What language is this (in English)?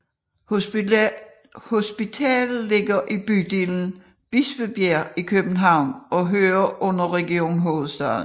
Danish